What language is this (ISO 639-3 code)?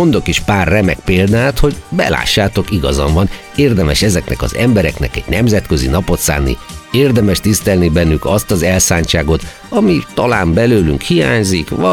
hun